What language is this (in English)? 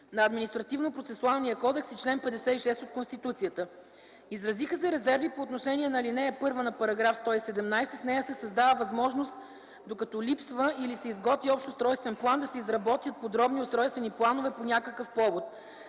Bulgarian